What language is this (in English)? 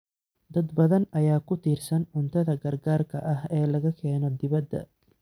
Somali